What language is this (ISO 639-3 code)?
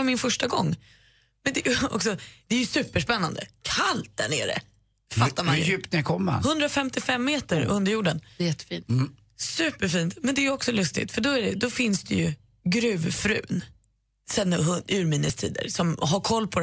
swe